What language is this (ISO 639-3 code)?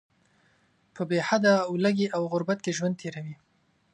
pus